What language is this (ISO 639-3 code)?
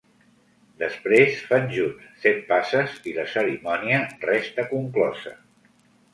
cat